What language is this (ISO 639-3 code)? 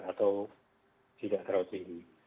ind